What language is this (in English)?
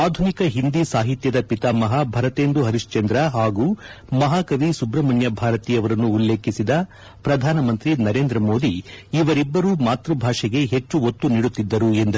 Kannada